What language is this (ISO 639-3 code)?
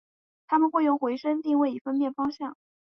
zho